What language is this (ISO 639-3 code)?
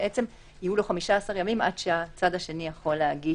heb